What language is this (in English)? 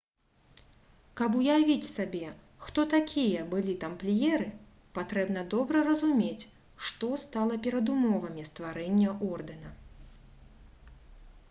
Belarusian